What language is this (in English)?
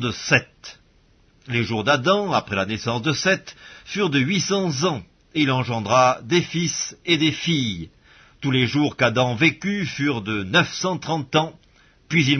French